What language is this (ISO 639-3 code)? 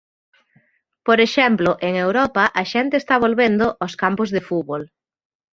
glg